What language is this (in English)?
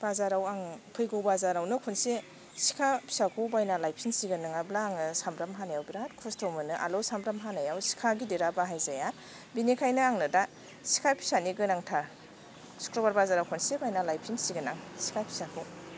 Bodo